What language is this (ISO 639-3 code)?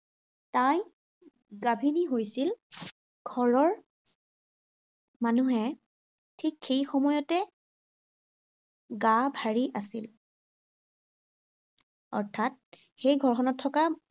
asm